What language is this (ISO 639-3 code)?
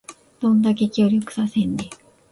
jpn